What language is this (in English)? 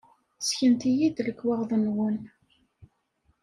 Kabyle